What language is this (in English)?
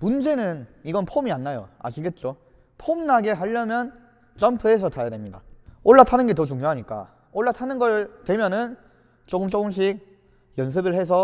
Korean